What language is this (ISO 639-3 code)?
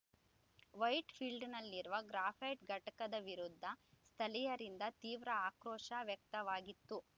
kan